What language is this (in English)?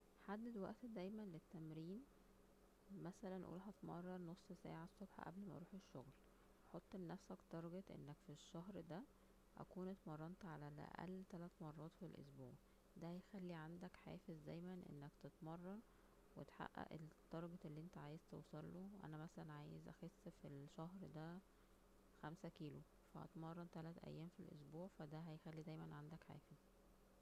Egyptian Arabic